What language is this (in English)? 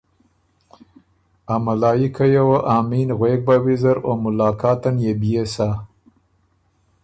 Ormuri